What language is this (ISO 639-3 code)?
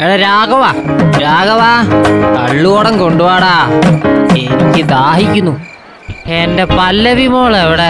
mal